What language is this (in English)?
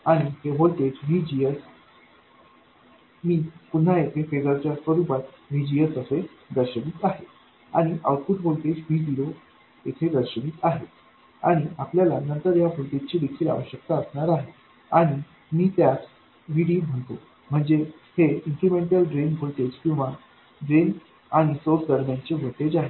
Marathi